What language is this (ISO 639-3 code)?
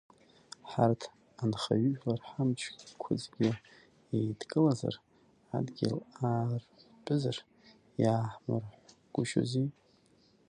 abk